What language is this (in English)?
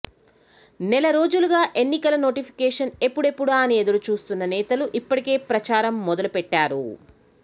Telugu